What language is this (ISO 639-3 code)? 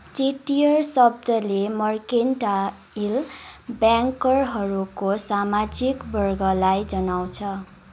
nep